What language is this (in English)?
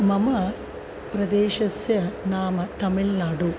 Sanskrit